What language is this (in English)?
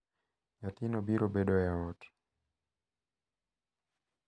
Luo (Kenya and Tanzania)